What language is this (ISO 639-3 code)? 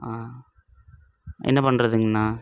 tam